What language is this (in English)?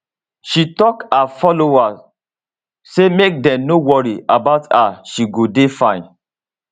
Nigerian Pidgin